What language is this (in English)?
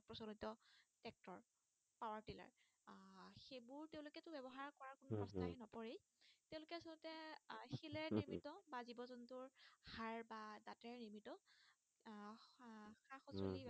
Assamese